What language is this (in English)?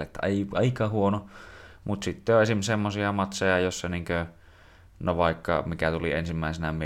Finnish